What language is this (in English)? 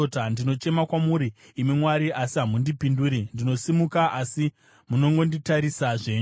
Shona